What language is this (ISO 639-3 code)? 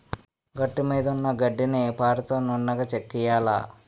tel